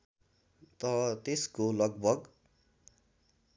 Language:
Nepali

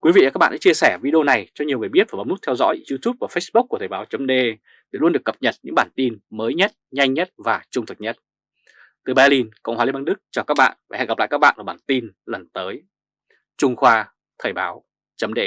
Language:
Vietnamese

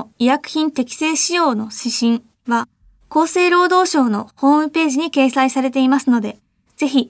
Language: Japanese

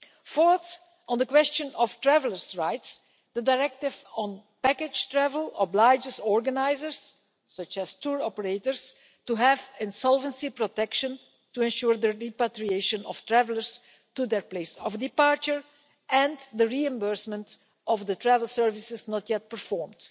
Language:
English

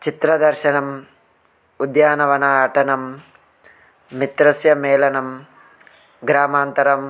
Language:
Sanskrit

